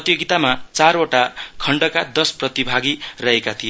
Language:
Nepali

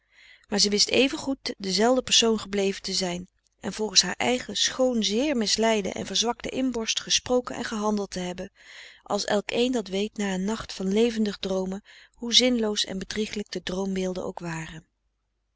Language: Dutch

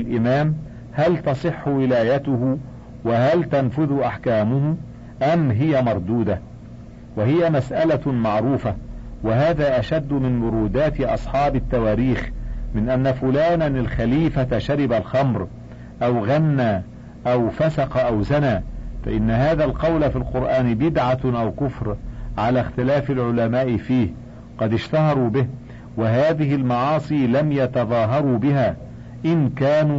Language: Arabic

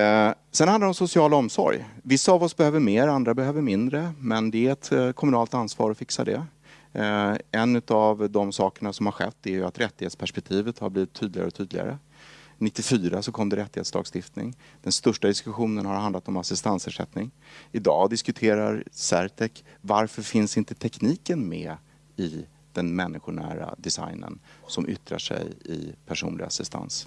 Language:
Swedish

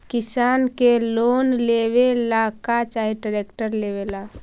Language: Magahi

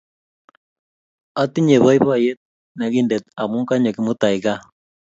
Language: Kalenjin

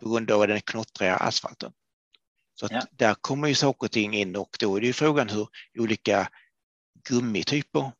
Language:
Swedish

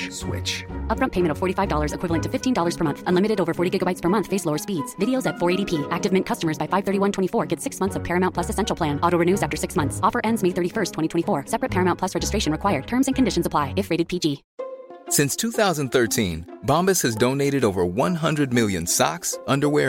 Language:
Urdu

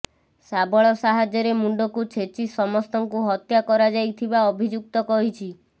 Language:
Odia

